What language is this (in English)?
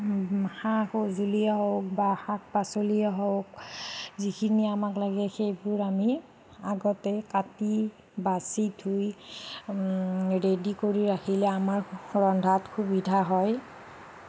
Assamese